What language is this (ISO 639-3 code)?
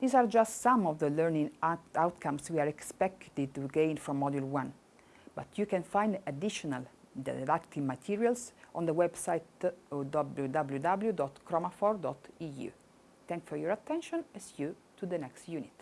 eng